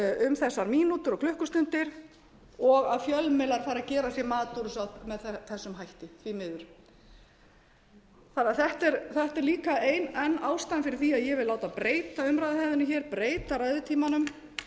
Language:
Icelandic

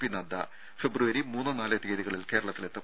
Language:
Malayalam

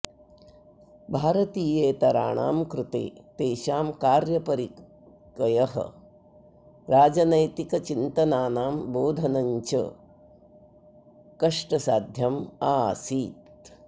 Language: Sanskrit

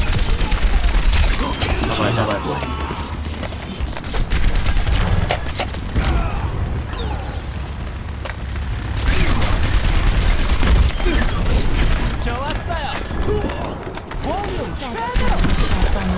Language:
Korean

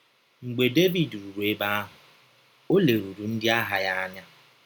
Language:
Igbo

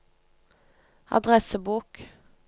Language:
Norwegian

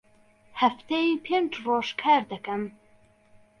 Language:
Central Kurdish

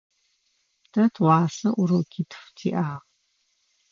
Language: Adyghe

